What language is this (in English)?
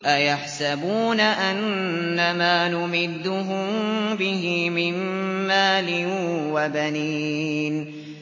Arabic